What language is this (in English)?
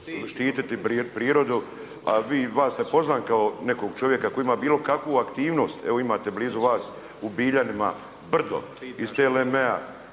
Croatian